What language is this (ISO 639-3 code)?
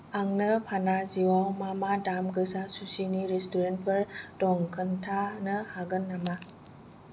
brx